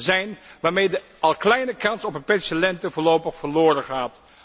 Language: Dutch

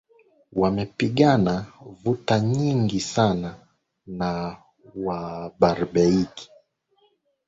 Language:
Swahili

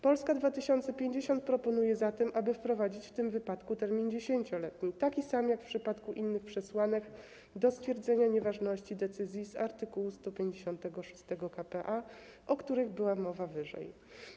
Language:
Polish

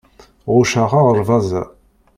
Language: Kabyle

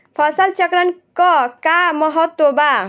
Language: Bhojpuri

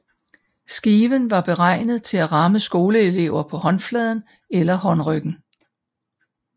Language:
Danish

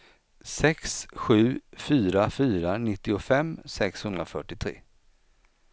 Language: Swedish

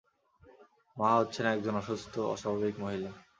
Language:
Bangla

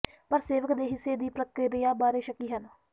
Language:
Punjabi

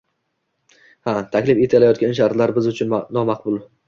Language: Uzbek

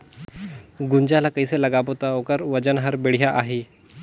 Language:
Chhattisgarhi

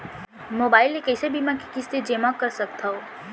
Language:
Chhattisgarhi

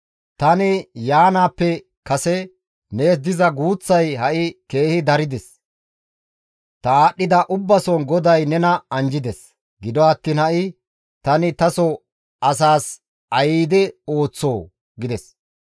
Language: Gamo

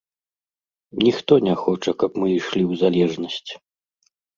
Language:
Belarusian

